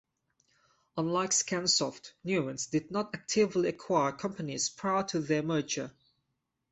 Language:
English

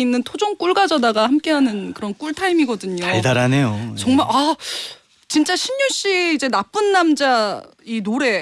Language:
Korean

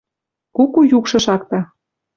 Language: Western Mari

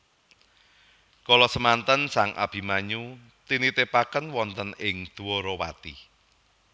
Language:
Javanese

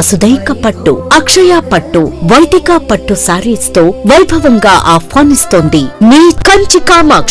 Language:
Telugu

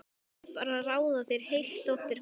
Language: Icelandic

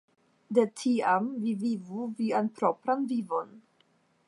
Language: Esperanto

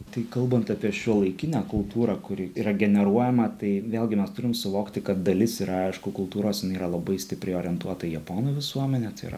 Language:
Lithuanian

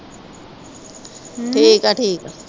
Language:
Punjabi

